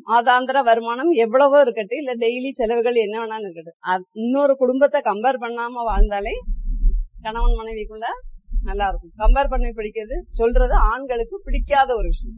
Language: Tamil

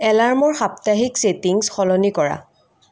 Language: Assamese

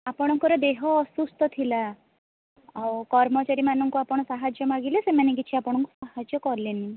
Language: Odia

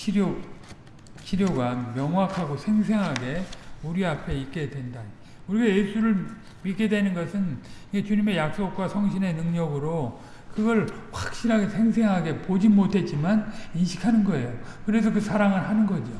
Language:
Korean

